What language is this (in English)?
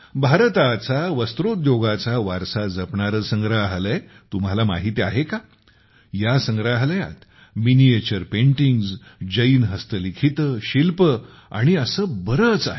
Marathi